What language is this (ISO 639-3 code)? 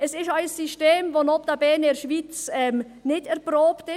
gsw